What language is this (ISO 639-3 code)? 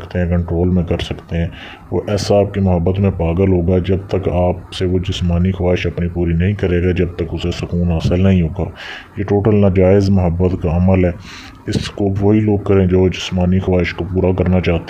ron